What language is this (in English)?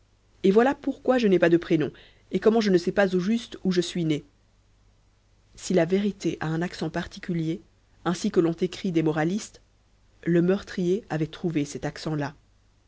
French